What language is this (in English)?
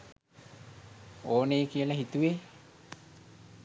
Sinhala